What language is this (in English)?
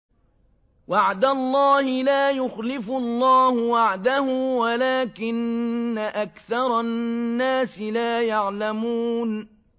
Arabic